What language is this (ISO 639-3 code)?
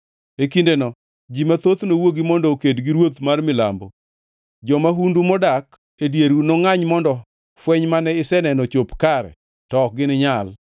luo